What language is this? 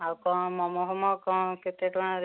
Odia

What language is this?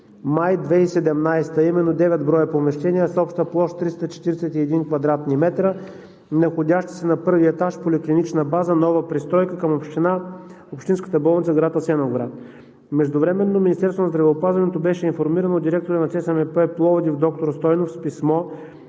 Bulgarian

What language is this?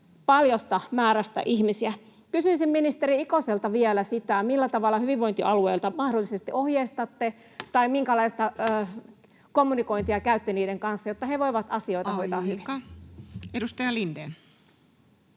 Finnish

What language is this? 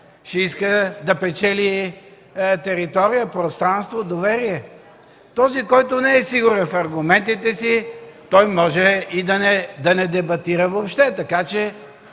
Bulgarian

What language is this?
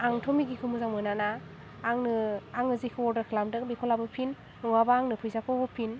Bodo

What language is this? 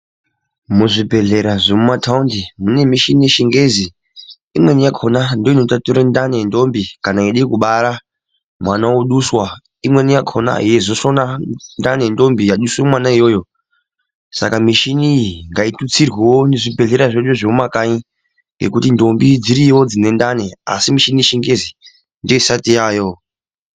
Ndau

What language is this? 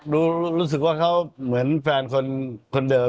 Thai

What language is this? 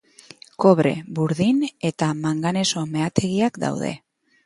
Basque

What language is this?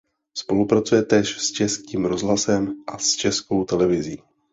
Czech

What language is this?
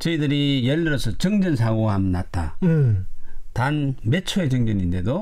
Korean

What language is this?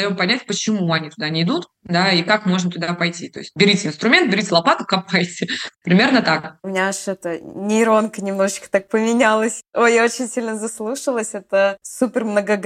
Russian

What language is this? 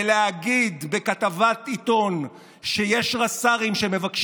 Hebrew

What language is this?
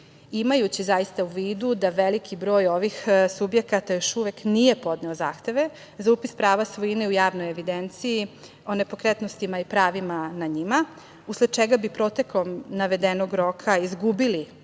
Serbian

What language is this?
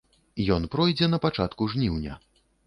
Belarusian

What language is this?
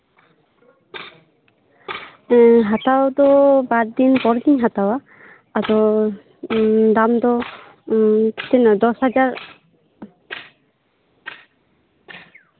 Santali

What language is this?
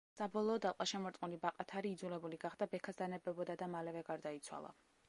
Georgian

